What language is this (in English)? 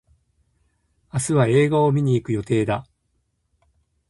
Japanese